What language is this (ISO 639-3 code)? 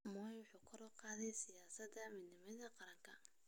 som